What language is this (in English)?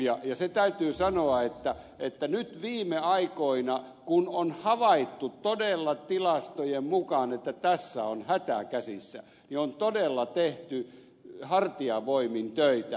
Finnish